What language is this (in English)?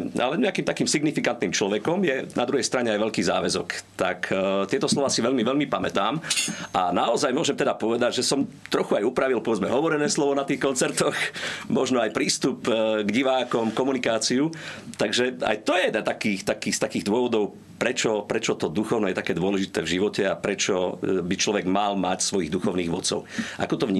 Slovak